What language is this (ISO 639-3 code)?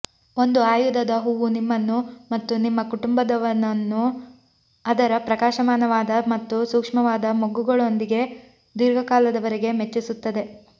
kan